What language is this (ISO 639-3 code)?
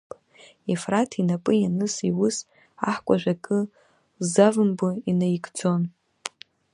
abk